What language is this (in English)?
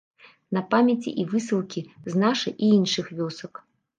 Belarusian